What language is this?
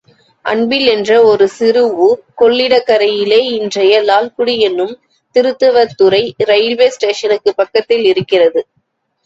Tamil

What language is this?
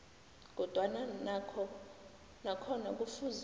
South Ndebele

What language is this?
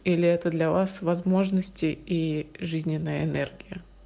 Russian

